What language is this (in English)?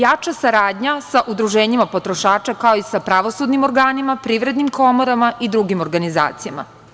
Serbian